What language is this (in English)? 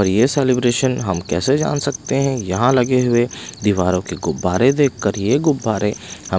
Hindi